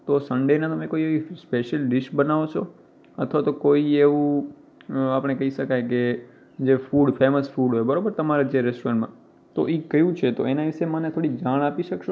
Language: Gujarati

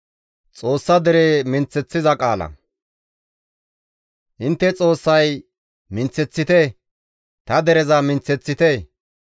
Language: Gamo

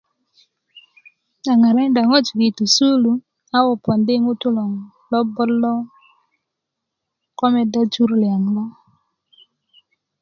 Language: Kuku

